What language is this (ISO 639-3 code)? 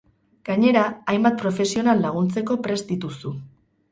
eus